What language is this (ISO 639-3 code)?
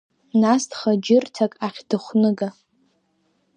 abk